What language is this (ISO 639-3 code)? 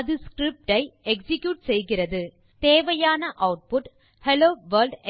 tam